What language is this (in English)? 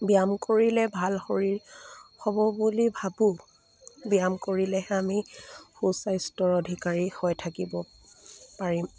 Assamese